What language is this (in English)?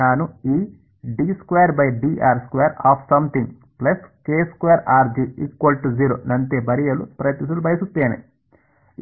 Kannada